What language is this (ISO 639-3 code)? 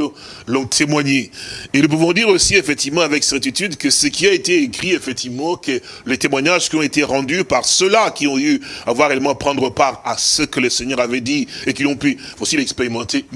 fra